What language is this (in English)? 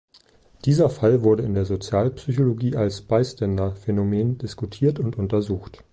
German